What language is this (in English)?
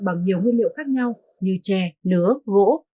Vietnamese